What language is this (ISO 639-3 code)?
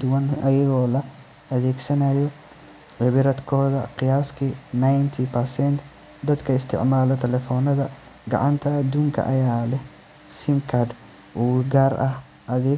som